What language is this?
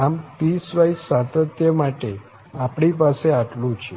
Gujarati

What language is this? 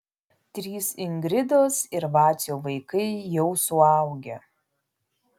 Lithuanian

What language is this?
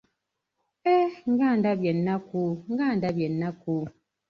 Ganda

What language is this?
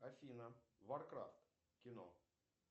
Russian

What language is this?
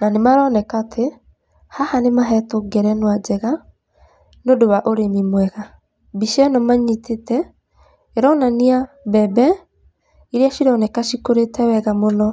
Kikuyu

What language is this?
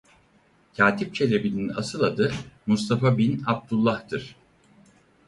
Turkish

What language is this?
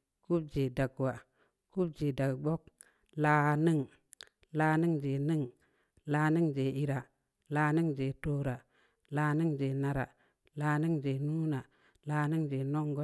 Samba Leko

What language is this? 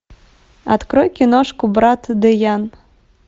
Russian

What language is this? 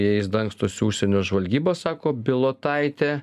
Lithuanian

